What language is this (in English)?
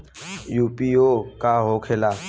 Bhojpuri